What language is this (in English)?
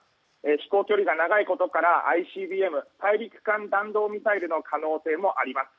Japanese